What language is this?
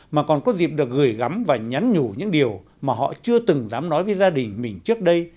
Vietnamese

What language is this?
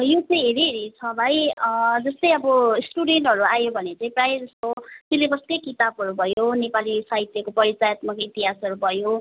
Nepali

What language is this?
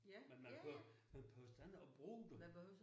Danish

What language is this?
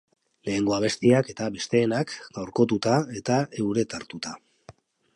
Basque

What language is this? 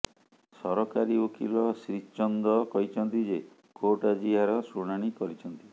Odia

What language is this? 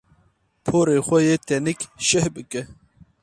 Kurdish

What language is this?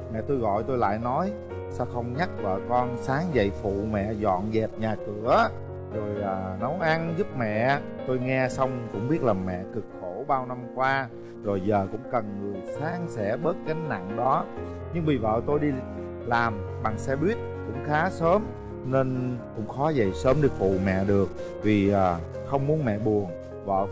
Vietnamese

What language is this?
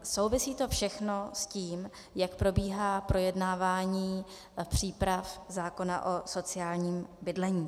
Czech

